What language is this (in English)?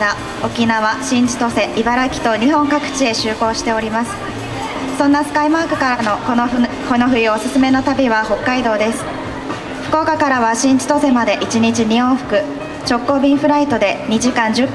Japanese